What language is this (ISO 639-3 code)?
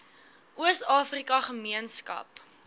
afr